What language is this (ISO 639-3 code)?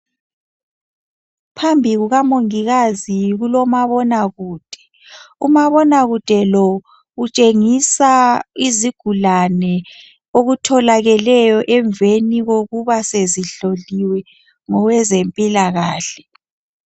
nde